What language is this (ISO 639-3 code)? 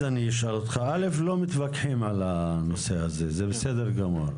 heb